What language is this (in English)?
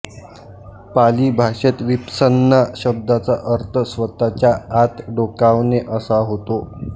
Marathi